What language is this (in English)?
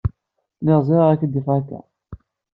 Kabyle